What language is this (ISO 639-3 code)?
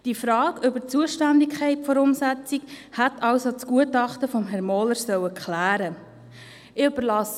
gsw